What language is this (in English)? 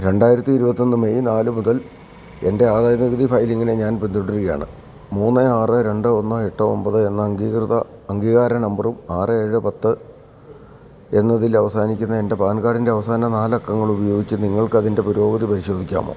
Malayalam